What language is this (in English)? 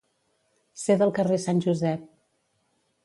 Catalan